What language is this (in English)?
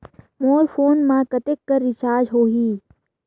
Chhattisgarhi